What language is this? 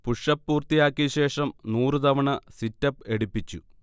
Malayalam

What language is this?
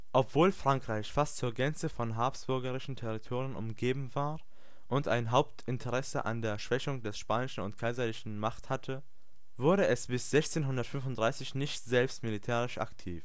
German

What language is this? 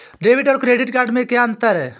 Hindi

